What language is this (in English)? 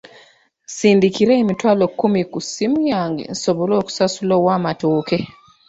Ganda